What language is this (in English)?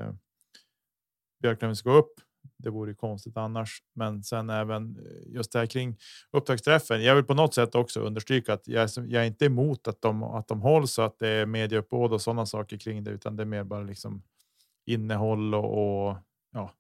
Swedish